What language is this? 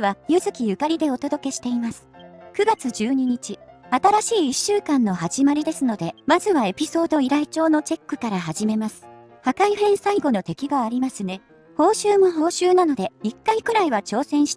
Japanese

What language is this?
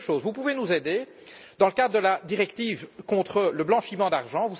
French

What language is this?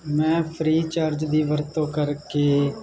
Punjabi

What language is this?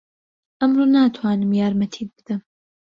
Central Kurdish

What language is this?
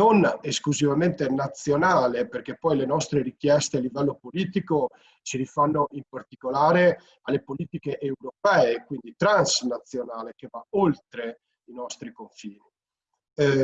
Italian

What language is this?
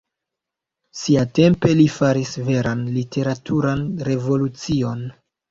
Esperanto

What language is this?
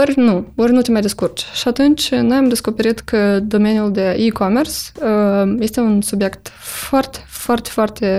Romanian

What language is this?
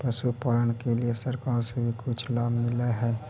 Magahi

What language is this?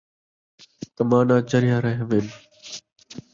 Saraiki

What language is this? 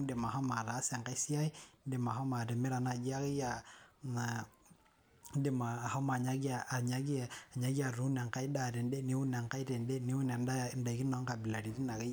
Masai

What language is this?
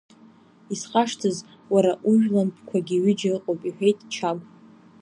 Abkhazian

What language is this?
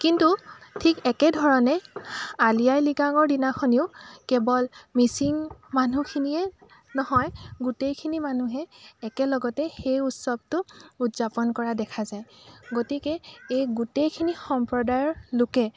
Assamese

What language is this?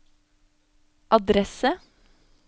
Norwegian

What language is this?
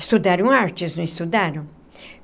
Portuguese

